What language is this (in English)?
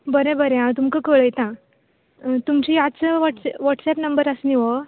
Konkani